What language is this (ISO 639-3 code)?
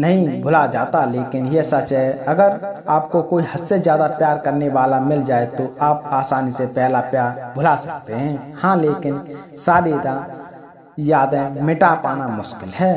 hin